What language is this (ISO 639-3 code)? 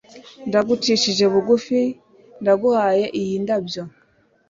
kin